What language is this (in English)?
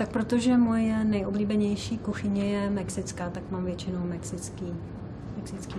Czech